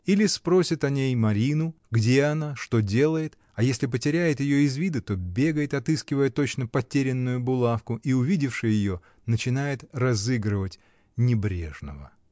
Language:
Russian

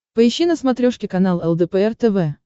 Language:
Russian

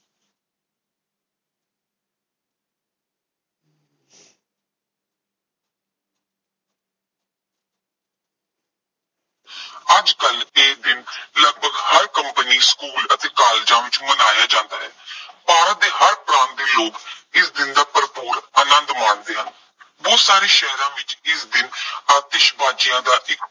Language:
Punjabi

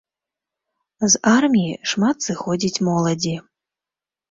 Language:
Belarusian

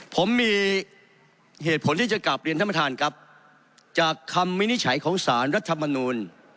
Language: Thai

